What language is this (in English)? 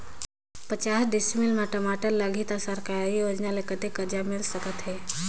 Chhattisgarhi